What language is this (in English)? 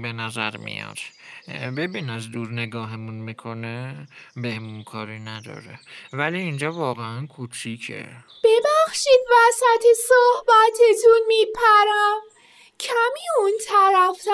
Persian